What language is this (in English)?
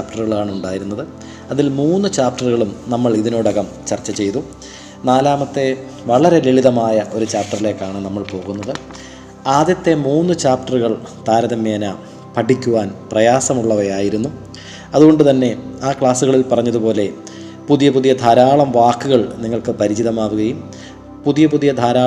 Malayalam